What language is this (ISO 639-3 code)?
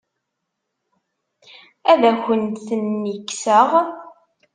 kab